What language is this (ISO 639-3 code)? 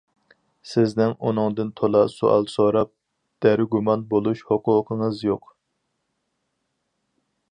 uig